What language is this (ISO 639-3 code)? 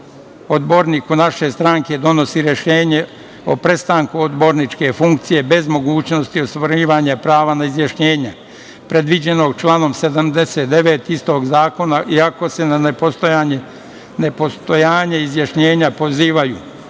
srp